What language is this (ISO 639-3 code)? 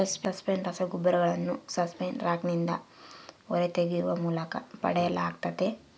kan